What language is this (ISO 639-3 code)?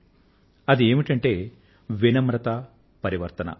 tel